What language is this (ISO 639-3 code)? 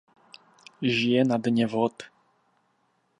ces